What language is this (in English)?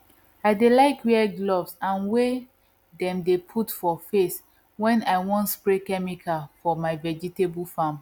Nigerian Pidgin